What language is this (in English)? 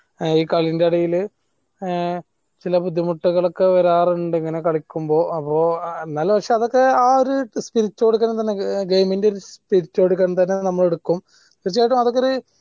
Malayalam